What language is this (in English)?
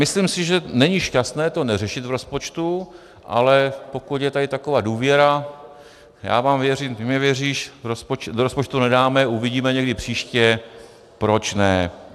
Czech